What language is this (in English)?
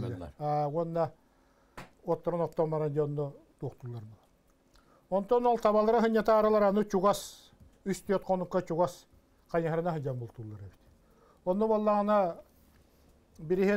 Turkish